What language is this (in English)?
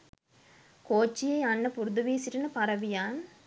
Sinhala